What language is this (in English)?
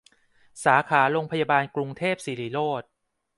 Thai